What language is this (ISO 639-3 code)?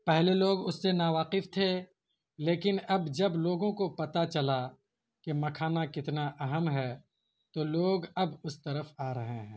urd